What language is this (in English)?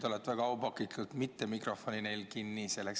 Estonian